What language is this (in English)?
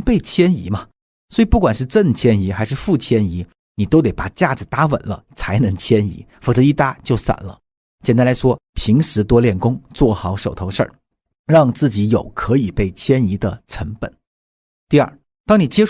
Chinese